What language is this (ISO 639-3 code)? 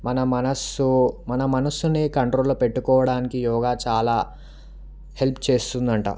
tel